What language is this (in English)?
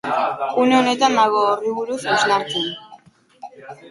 Basque